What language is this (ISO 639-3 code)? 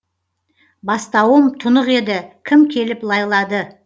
kaz